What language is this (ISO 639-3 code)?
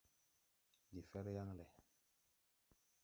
tui